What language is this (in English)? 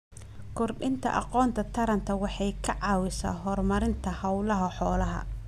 Somali